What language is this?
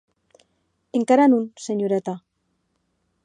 Occitan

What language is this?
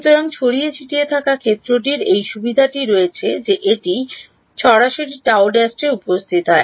Bangla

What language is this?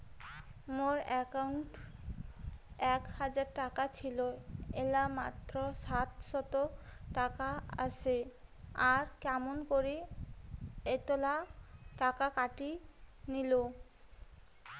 Bangla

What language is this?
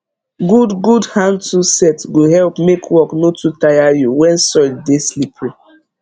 Nigerian Pidgin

